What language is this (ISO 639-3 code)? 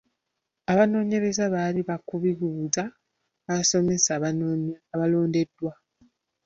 lug